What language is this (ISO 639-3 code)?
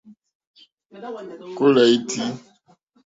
bri